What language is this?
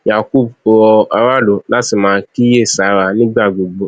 Yoruba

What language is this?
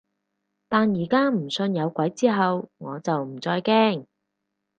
Cantonese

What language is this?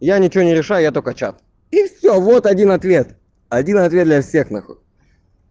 Russian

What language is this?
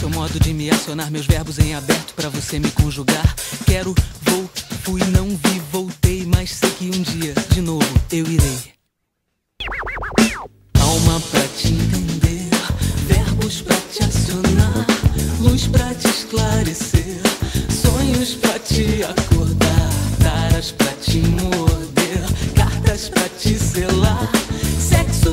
Portuguese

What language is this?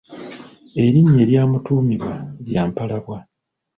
Ganda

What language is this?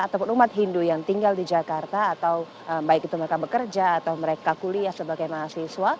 Indonesian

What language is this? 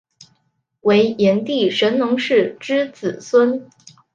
Chinese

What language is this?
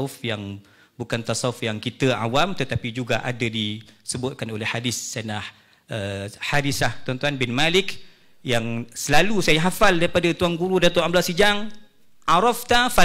Malay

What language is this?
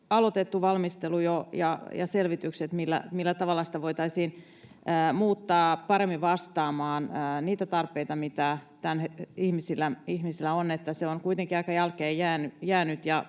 Finnish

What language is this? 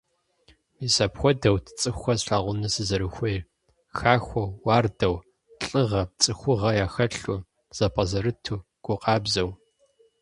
Kabardian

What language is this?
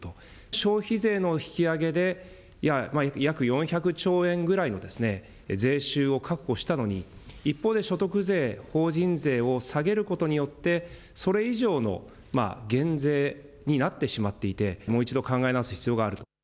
Japanese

